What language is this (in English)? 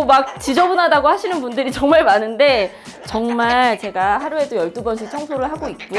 Korean